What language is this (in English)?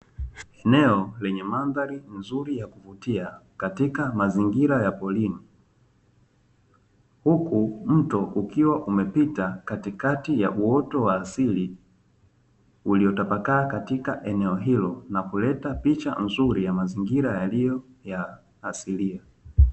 Swahili